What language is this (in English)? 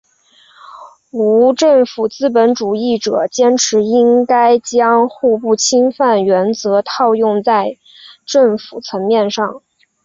Chinese